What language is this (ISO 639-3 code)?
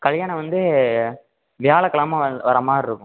tam